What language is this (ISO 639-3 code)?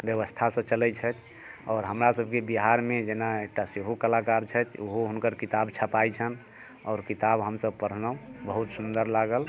mai